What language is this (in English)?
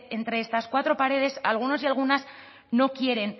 Spanish